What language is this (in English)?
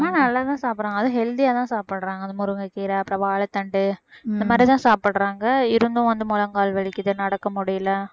Tamil